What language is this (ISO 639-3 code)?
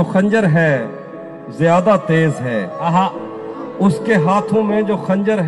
urd